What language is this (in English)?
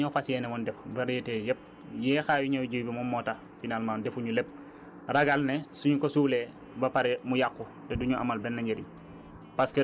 Wolof